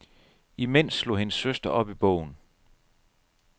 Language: Danish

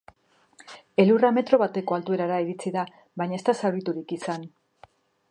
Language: Basque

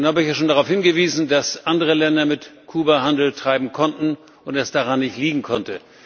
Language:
German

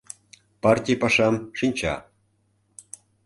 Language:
Mari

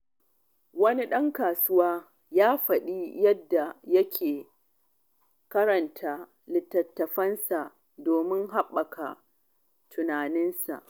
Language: Hausa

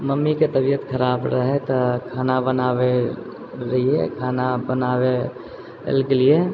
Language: Maithili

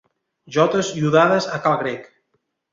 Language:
Catalan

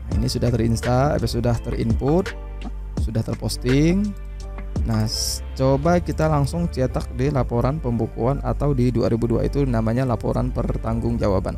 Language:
Indonesian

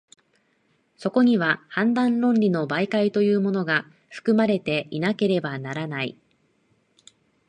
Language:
Japanese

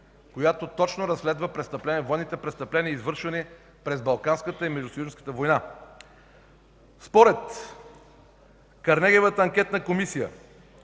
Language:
Bulgarian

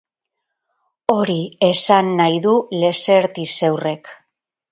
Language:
Basque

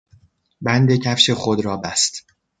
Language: Persian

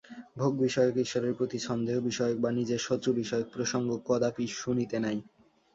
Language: Bangla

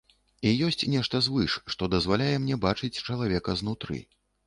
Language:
Belarusian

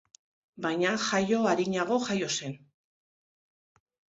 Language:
Basque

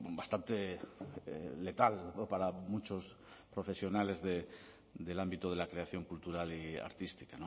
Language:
Spanish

